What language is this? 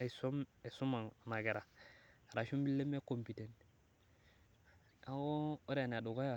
Masai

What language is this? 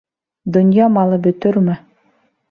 Bashkir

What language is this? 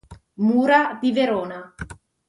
Italian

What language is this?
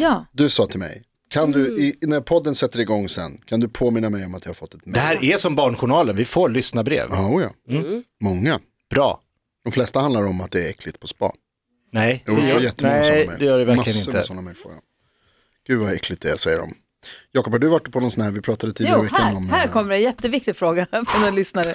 Swedish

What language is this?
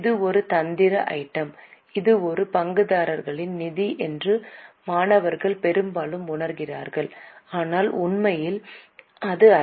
Tamil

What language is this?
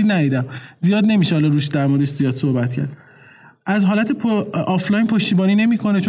Persian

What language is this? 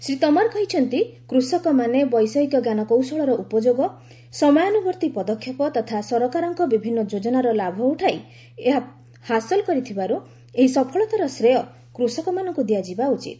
Odia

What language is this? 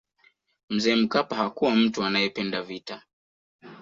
Swahili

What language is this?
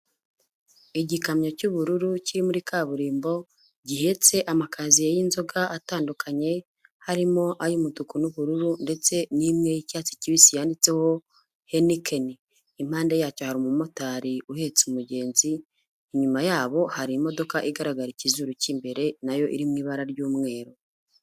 Kinyarwanda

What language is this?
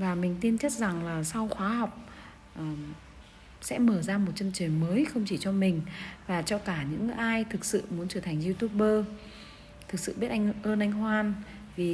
Vietnamese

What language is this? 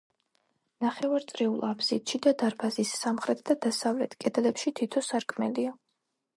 Georgian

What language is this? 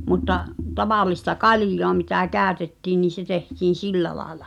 Finnish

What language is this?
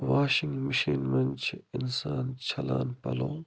Kashmiri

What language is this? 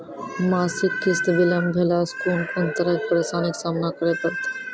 Maithili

